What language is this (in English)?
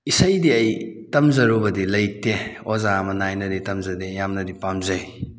Manipuri